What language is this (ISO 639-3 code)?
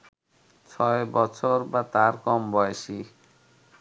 ben